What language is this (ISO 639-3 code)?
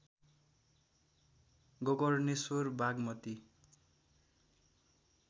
nep